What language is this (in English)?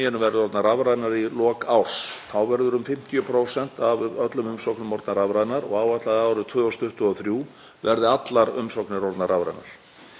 Icelandic